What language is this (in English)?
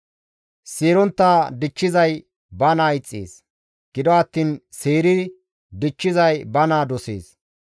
Gamo